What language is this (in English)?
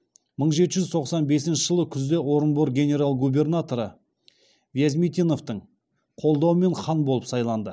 Kazakh